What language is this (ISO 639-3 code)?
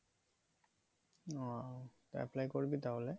ben